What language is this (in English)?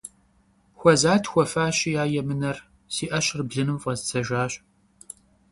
Kabardian